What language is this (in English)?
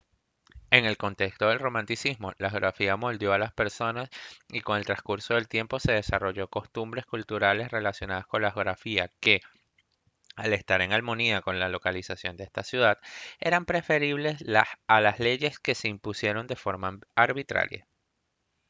Spanish